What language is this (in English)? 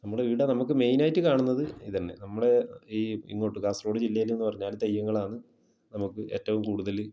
Malayalam